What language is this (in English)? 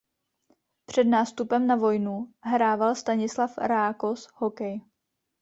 Czech